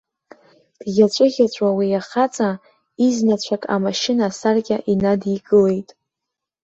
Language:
Abkhazian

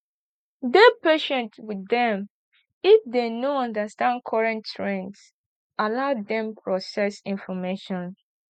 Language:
Nigerian Pidgin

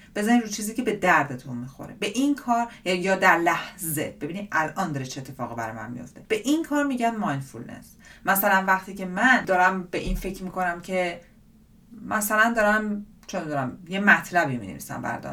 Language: Persian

